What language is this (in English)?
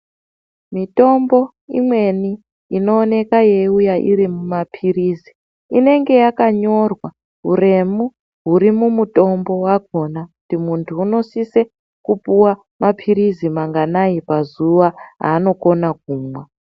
Ndau